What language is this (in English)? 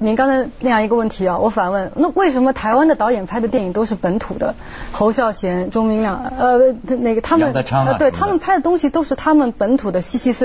Chinese